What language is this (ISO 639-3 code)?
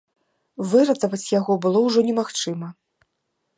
bel